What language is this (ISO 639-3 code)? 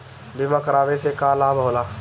bho